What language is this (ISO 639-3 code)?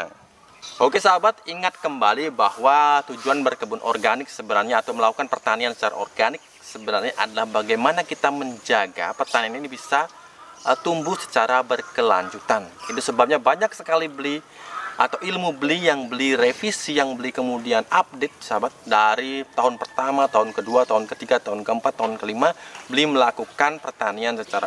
ind